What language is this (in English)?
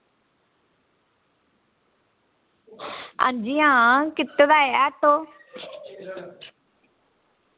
Dogri